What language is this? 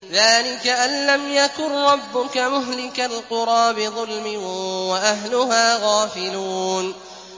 Arabic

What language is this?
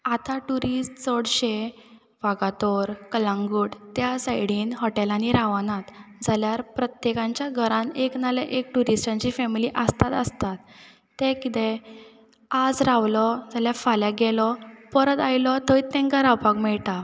Konkani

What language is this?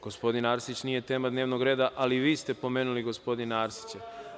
Serbian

